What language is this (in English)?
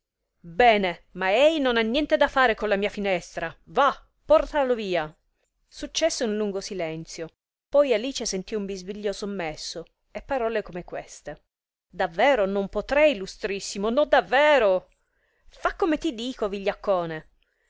Italian